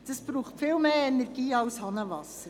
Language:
Swiss German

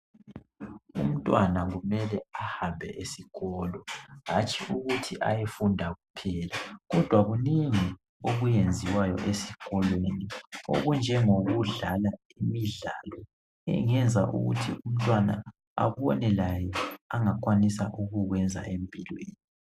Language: North Ndebele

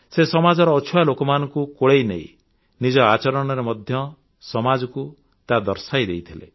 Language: Odia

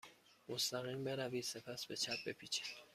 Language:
Persian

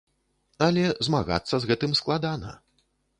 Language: Belarusian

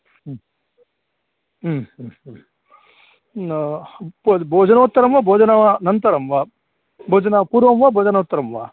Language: Sanskrit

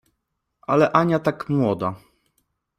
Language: Polish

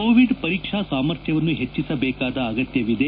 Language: Kannada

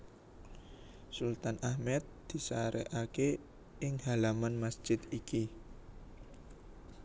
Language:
Javanese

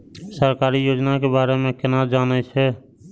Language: Maithili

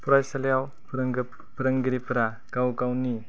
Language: Bodo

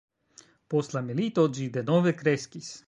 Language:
Esperanto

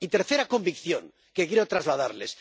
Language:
Spanish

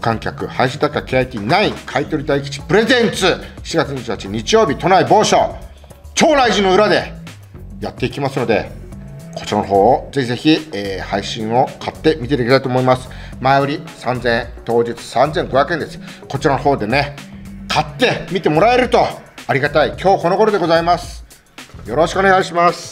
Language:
Japanese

